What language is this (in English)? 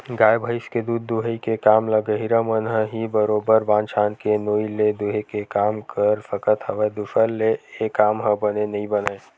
Chhattisgarhi